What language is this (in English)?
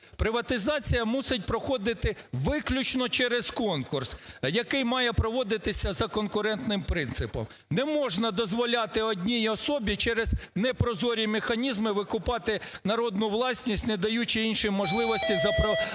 Ukrainian